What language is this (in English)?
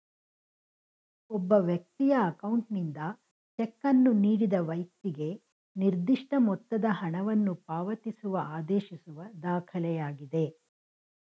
Kannada